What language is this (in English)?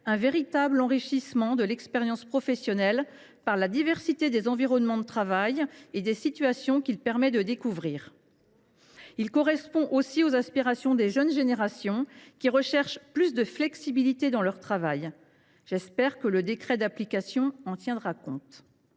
French